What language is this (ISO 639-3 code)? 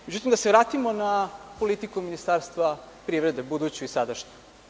srp